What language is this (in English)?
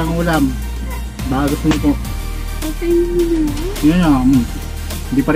Filipino